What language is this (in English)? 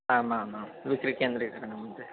Sanskrit